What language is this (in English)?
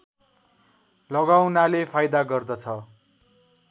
Nepali